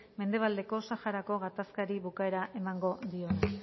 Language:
Basque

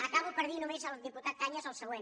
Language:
Catalan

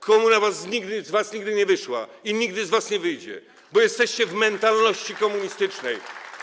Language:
Polish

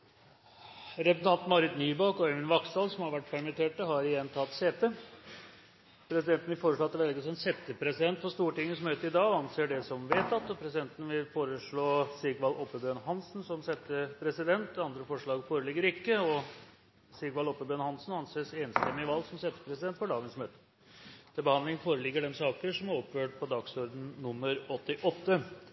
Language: Norwegian Nynorsk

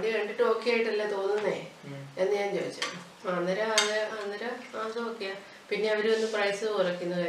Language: Malayalam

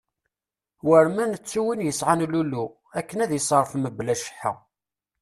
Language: Kabyle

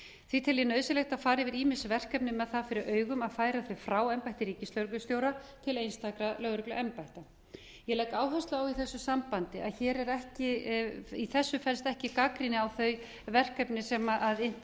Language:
Icelandic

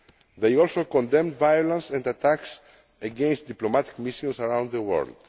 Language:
English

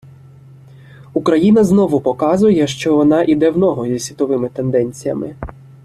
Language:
Ukrainian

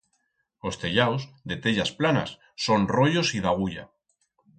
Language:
Aragonese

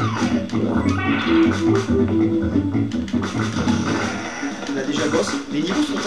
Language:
French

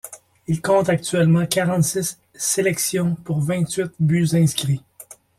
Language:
French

